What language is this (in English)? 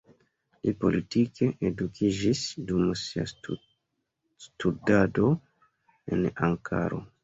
Esperanto